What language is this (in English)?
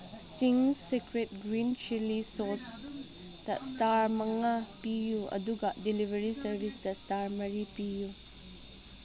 Manipuri